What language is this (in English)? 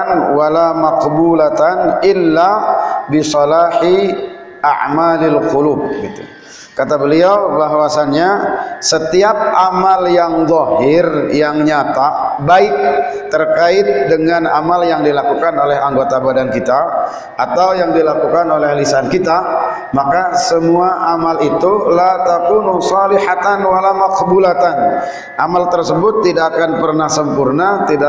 Indonesian